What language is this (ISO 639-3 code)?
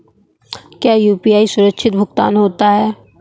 hin